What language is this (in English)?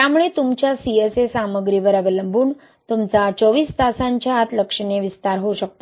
Marathi